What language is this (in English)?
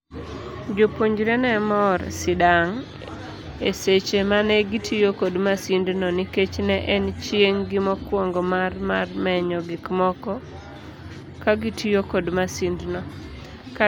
Luo (Kenya and Tanzania)